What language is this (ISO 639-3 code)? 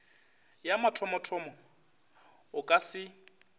nso